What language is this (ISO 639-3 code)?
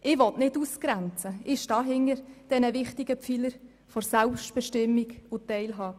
gsw